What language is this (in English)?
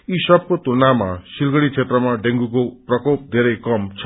Nepali